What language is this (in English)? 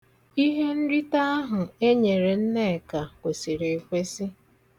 Igbo